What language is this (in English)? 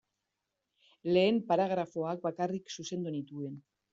Basque